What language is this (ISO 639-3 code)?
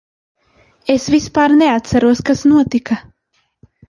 lav